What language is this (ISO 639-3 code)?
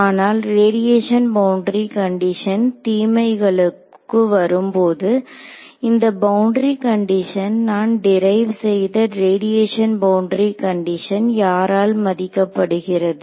tam